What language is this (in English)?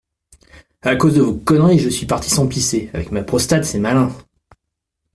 French